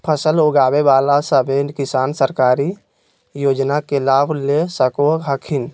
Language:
Magahi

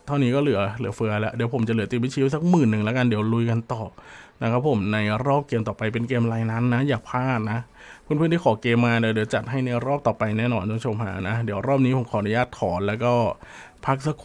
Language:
Thai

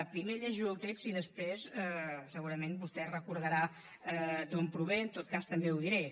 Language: Catalan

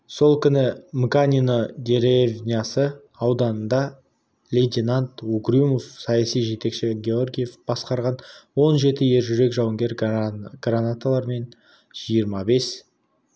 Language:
Kazakh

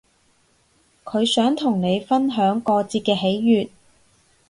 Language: Cantonese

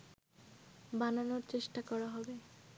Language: Bangla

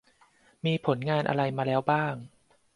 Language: Thai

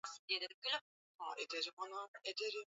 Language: Swahili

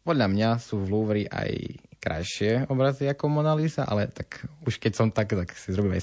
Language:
Slovak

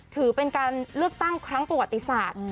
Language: Thai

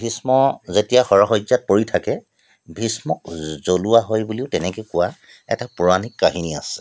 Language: Assamese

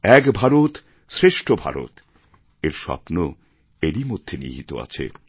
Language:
Bangla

